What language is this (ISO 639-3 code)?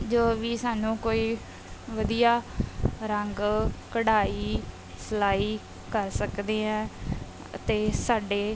pan